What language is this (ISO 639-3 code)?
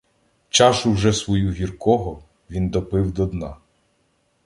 ukr